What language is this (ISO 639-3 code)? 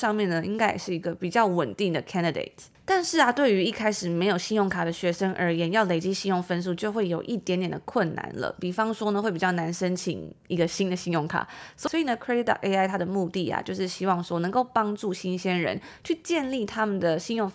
zho